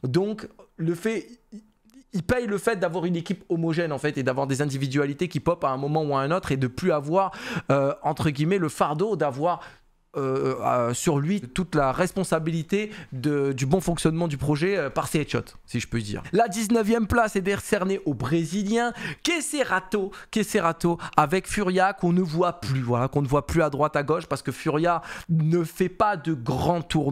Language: French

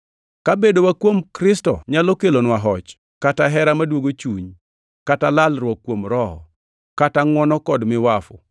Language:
Luo (Kenya and Tanzania)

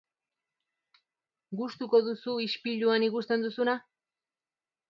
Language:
Basque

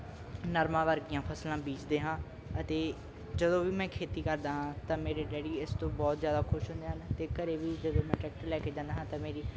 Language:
Punjabi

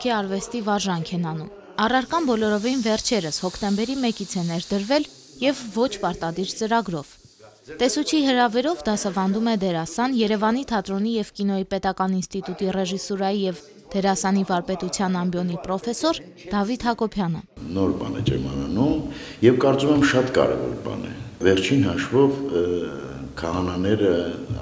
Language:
Romanian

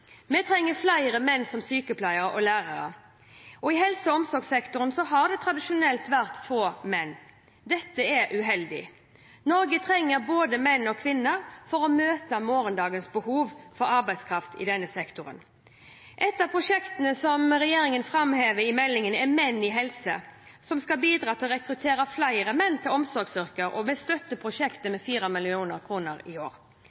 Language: Norwegian Bokmål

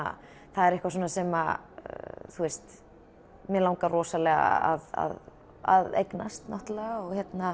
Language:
Icelandic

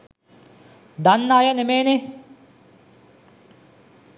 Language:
Sinhala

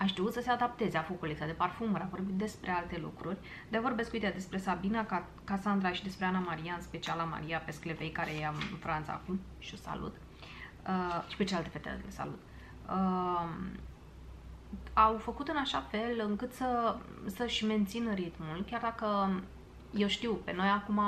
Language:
Romanian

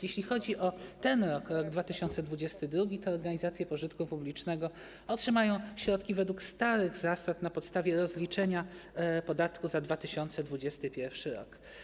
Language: Polish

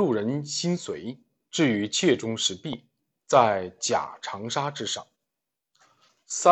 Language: Chinese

